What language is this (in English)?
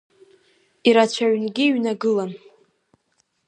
Abkhazian